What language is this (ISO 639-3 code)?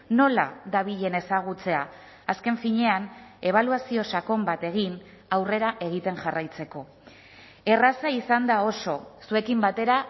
eus